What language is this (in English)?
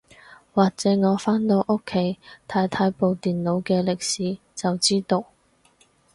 Cantonese